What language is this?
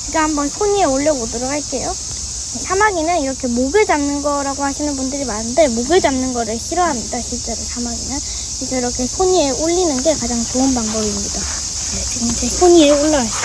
Korean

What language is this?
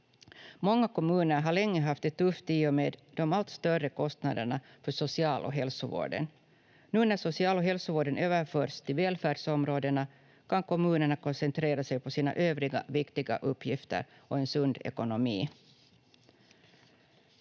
Finnish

